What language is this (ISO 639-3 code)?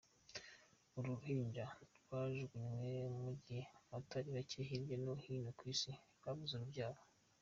kin